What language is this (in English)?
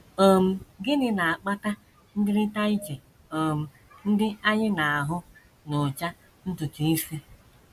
Igbo